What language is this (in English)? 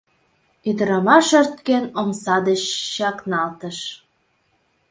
Mari